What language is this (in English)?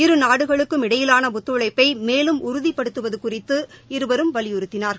Tamil